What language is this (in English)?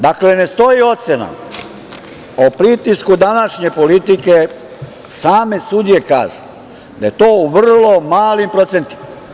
Serbian